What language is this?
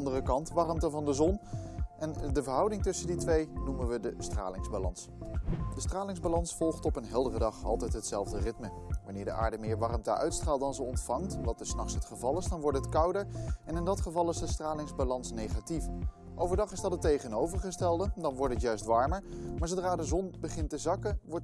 Dutch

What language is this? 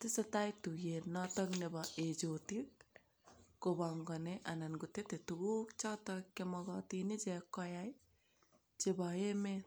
Kalenjin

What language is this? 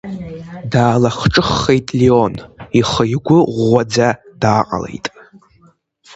Abkhazian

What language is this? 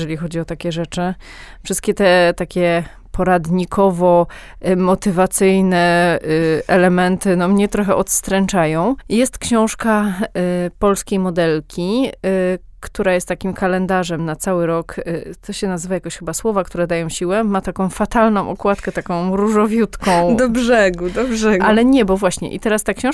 Polish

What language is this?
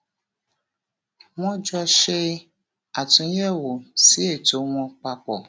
Yoruba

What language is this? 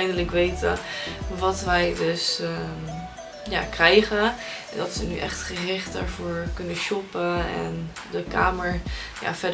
Dutch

